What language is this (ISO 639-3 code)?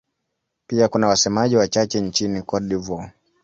swa